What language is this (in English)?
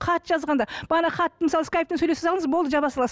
Kazakh